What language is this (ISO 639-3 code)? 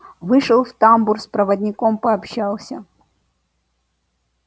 rus